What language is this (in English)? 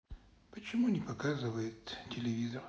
Russian